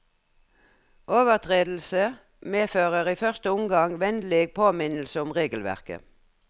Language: Norwegian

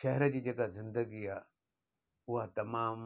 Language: Sindhi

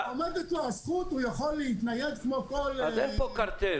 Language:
Hebrew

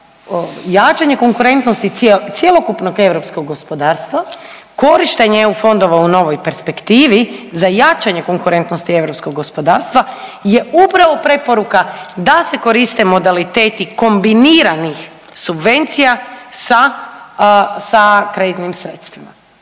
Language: Croatian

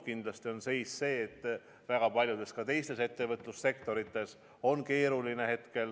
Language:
Estonian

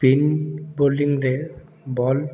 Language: Odia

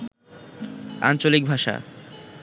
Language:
Bangla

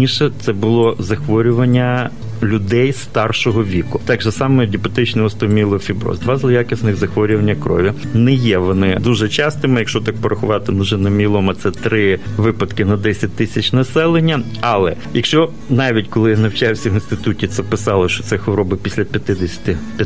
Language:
Ukrainian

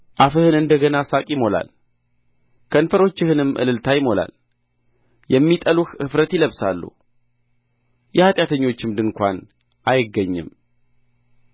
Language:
Amharic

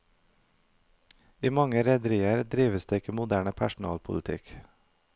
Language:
Norwegian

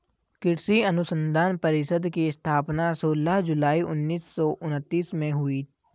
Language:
Hindi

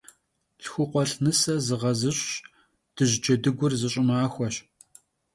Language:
Kabardian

